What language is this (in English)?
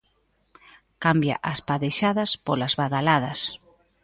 Galician